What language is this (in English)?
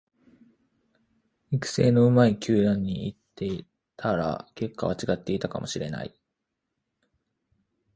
Japanese